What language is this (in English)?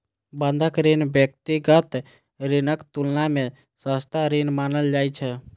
Maithili